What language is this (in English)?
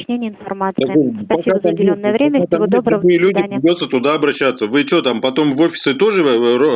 Russian